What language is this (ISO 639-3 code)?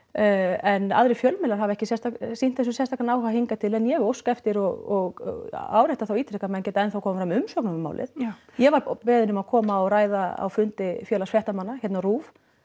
isl